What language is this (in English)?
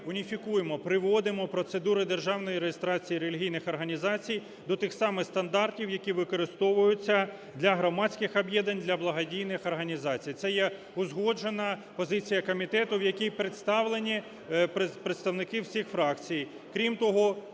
Ukrainian